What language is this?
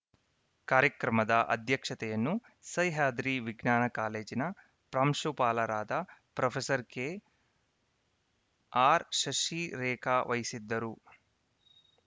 Kannada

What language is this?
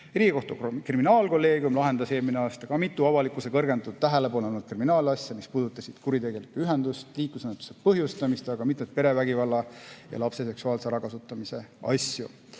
Estonian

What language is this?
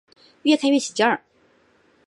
Chinese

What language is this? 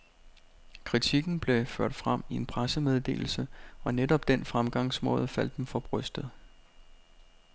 Danish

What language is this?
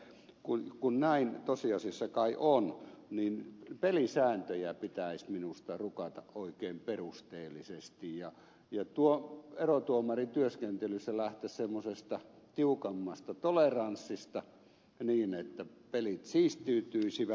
Finnish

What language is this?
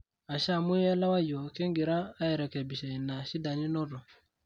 Masai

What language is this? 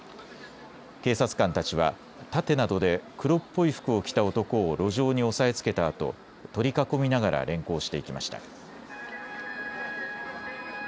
Japanese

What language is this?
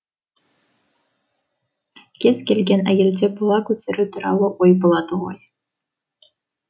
Kazakh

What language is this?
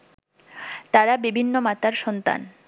Bangla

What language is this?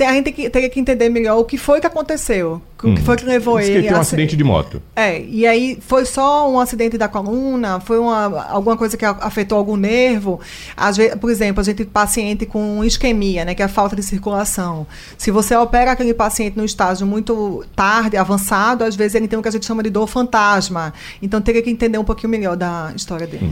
Portuguese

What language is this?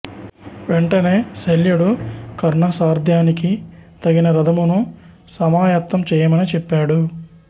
Telugu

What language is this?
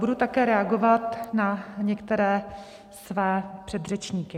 Czech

